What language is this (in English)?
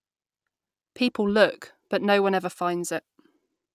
English